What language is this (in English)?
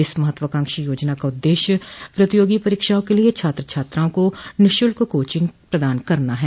Hindi